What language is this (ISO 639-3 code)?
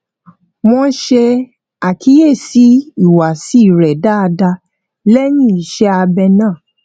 yor